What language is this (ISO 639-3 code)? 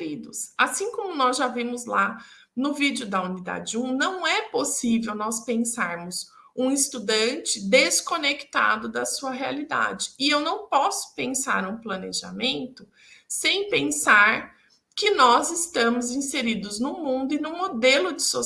por